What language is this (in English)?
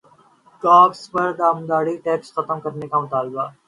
Urdu